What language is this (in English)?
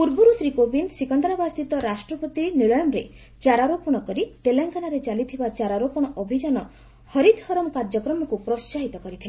Odia